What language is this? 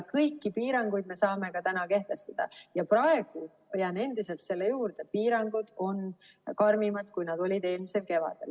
Estonian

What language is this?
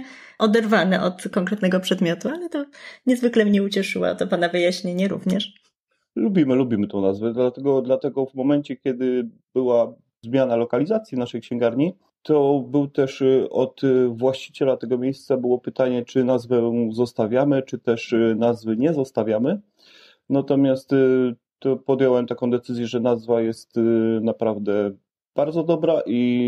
Polish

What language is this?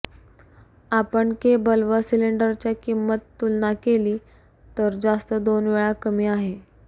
Marathi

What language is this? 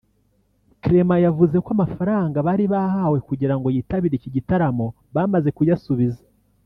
Kinyarwanda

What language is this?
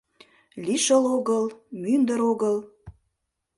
Mari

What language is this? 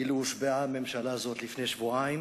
Hebrew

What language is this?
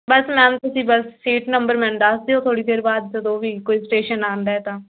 Punjabi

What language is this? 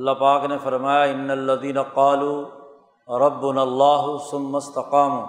Urdu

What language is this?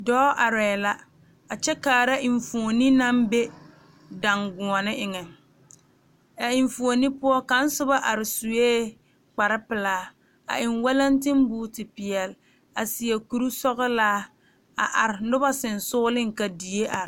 Southern Dagaare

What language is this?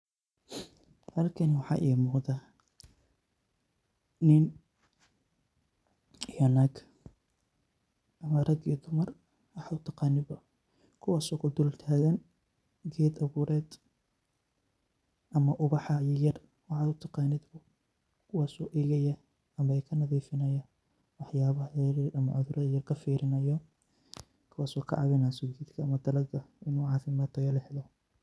Somali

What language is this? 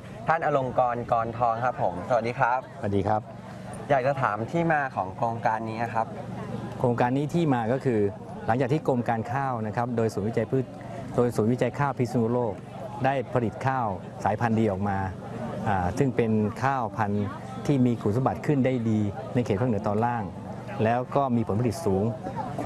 Thai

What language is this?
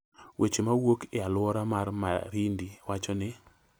Luo (Kenya and Tanzania)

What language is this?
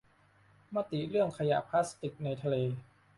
Thai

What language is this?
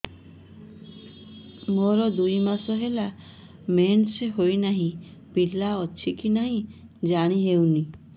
Odia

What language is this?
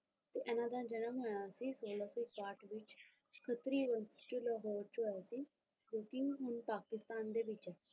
Punjabi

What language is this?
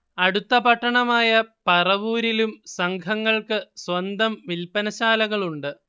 Malayalam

